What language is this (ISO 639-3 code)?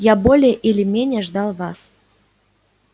rus